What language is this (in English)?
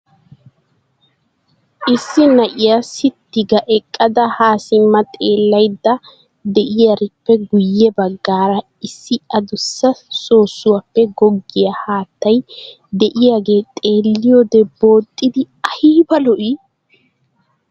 Wolaytta